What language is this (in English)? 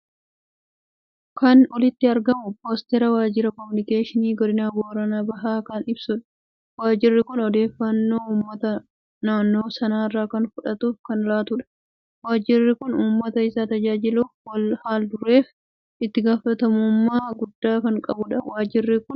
Oromo